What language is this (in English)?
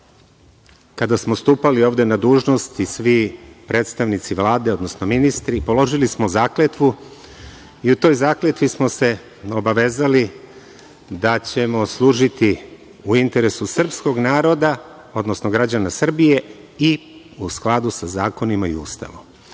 Serbian